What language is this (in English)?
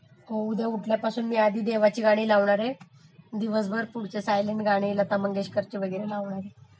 Marathi